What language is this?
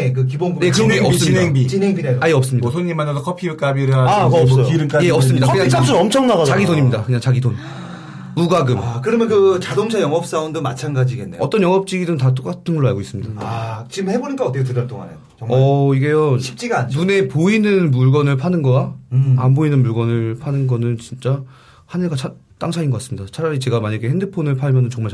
Korean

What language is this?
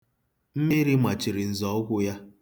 Igbo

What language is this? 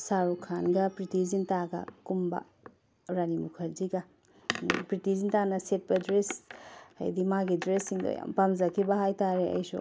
Manipuri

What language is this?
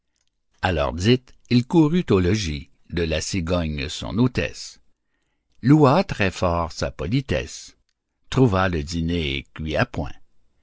French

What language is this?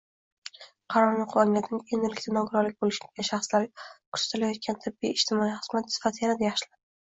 Uzbek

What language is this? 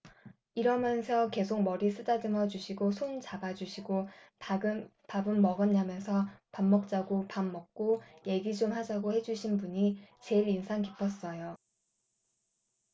Korean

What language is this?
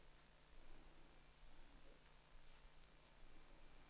Danish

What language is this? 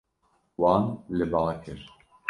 Kurdish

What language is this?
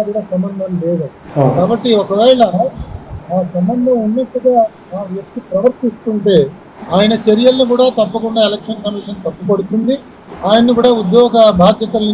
Telugu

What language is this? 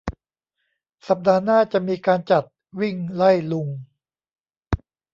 Thai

